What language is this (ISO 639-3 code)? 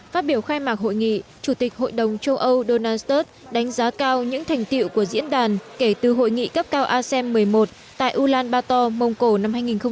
vie